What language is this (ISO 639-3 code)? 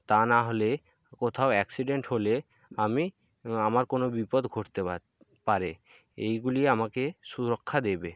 ben